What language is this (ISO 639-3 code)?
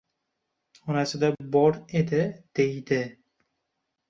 uzb